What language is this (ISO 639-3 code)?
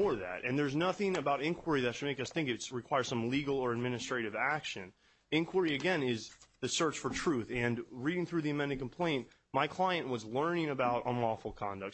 eng